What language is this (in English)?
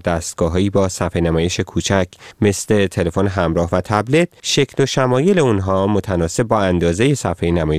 Persian